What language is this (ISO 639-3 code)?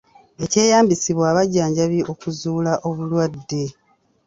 lug